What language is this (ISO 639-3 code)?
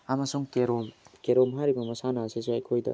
mni